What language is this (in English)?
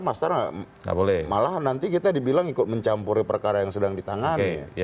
Indonesian